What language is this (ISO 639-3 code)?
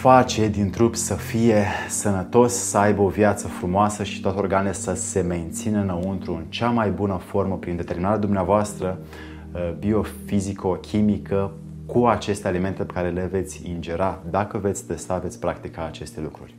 ron